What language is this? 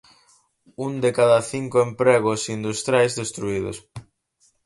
Galician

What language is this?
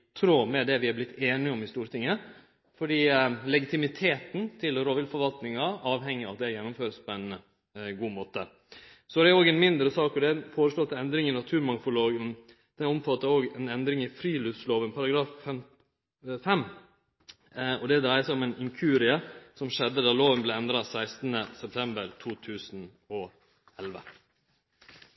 Norwegian Nynorsk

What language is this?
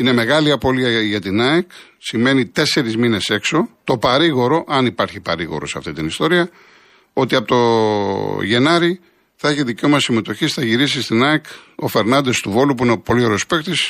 Greek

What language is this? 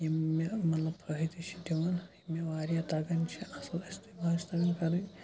Kashmiri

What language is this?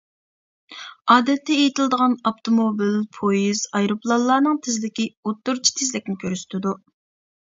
Uyghur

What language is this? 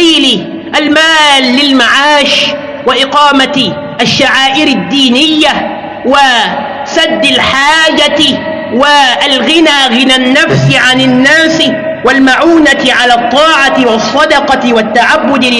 Arabic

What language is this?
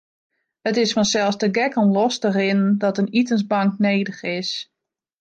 Western Frisian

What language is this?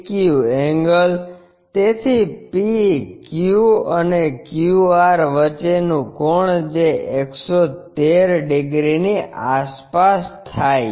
Gujarati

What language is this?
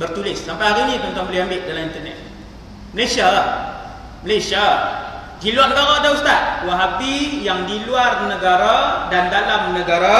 Malay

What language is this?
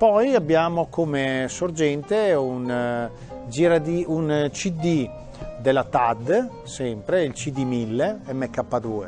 Italian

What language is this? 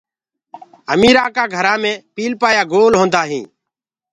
Gurgula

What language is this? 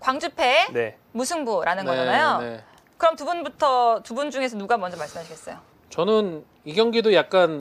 Korean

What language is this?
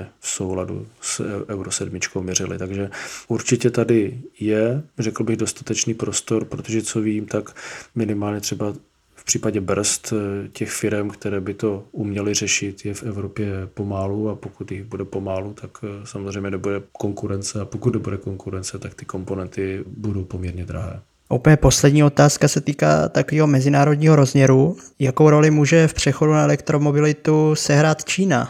Czech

